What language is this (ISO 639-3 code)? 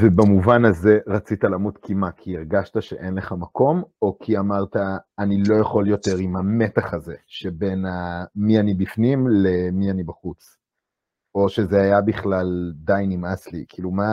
heb